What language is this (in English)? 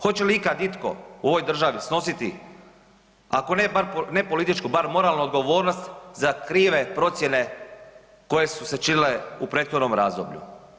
Croatian